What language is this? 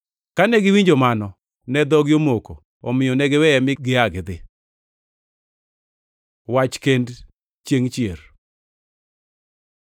Luo (Kenya and Tanzania)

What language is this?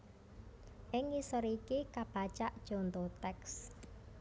Javanese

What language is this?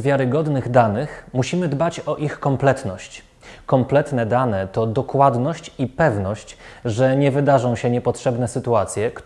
Polish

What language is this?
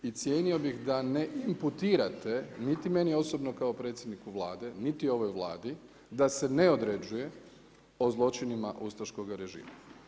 Croatian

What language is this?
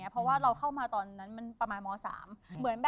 Thai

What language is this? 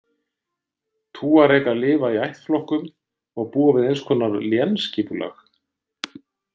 Icelandic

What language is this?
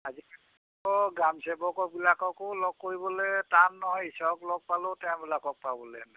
Assamese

